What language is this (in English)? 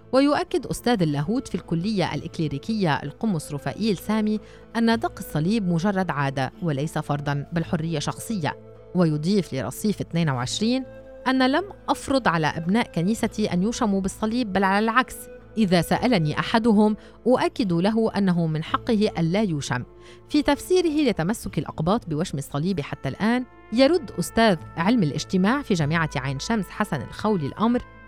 Arabic